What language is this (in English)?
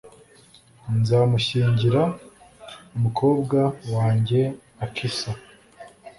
Kinyarwanda